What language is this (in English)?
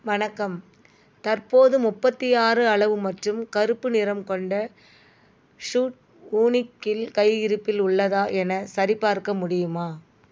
Tamil